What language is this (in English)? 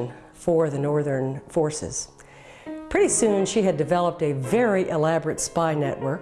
English